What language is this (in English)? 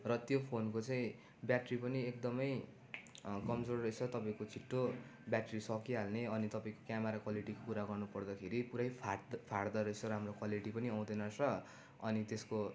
Nepali